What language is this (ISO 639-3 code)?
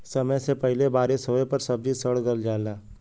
bho